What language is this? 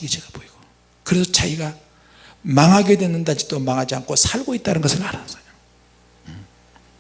Korean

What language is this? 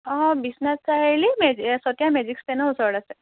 Assamese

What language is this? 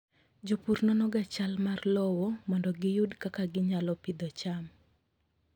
Luo (Kenya and Tanzania)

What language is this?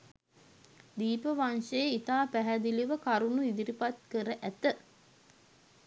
Sinhala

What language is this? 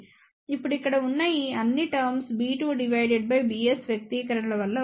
Telugu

